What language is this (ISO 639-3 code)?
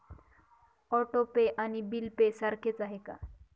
mar